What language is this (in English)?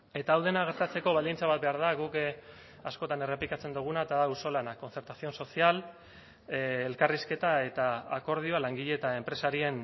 Basque